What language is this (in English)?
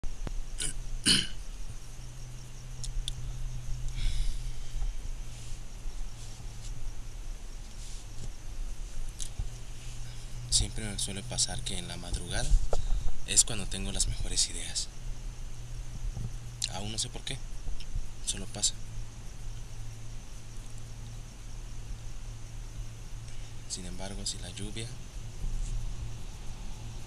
Spanish